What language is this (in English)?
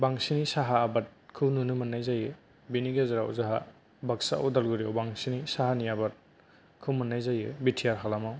Bodo